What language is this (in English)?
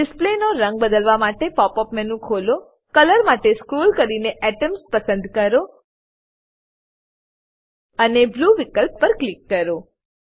Gujarati